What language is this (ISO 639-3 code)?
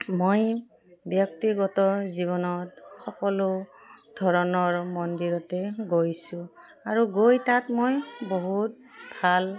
asm